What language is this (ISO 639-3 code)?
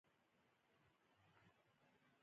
pus